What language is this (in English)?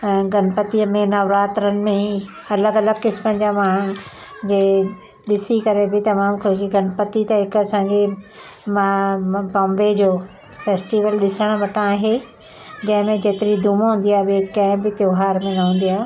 Sindhi